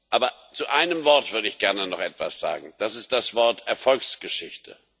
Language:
German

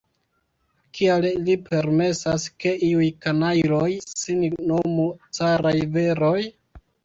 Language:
Esperanto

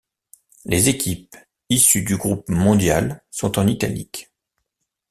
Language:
French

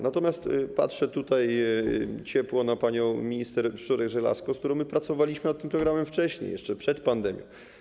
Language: Polish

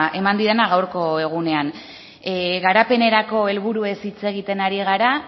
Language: Basque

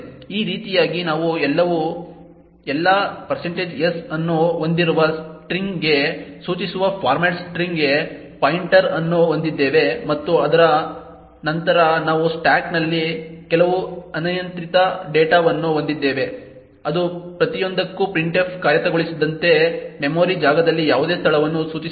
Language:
Kannada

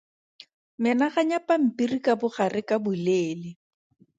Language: Tswana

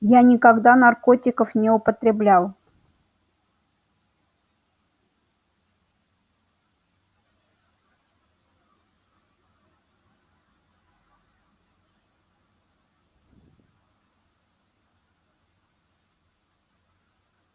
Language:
Russian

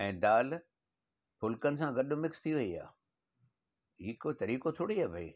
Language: Sindhi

